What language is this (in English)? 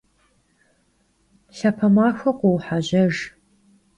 Kabardian